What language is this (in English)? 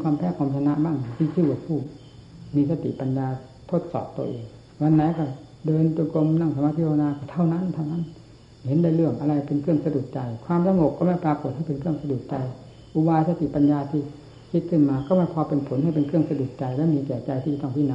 Thai